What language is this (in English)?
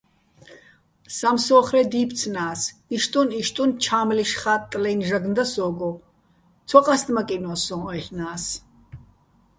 Bats